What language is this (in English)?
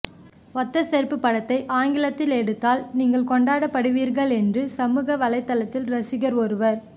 Tamil